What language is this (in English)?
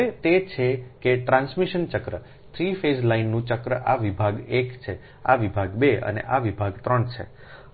Gujarati